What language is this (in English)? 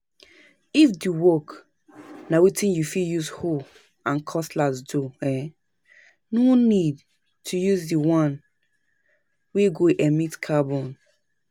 Nigerian Pidgin